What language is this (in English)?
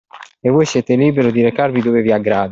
Italian